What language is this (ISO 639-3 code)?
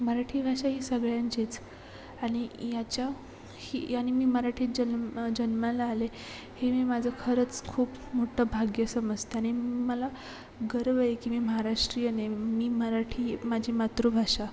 mar